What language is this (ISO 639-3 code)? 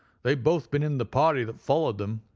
eng